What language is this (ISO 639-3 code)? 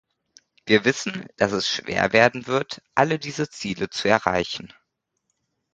deu